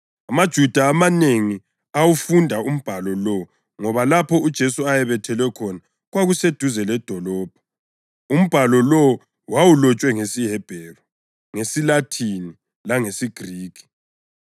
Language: North Ndebele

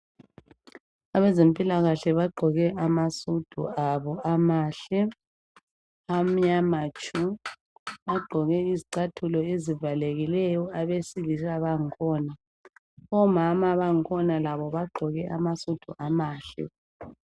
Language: North Ndebele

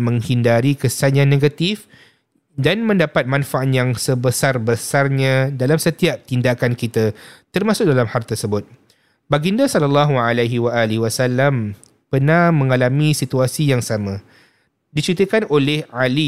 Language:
Malay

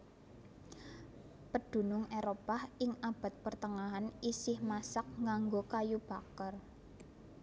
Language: Javanese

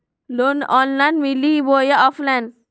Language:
Magahi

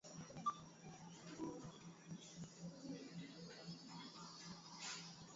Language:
Swahili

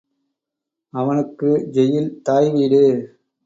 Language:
Tamil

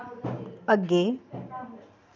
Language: Dogri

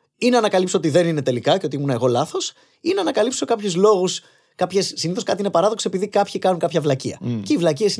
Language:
Greek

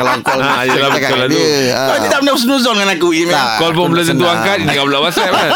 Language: Malay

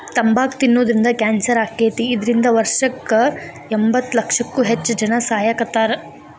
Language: Kannada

